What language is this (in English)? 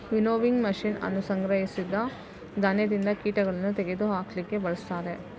Kannada